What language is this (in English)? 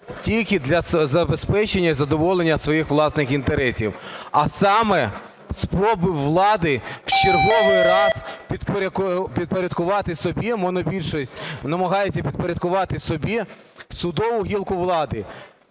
Ukrainian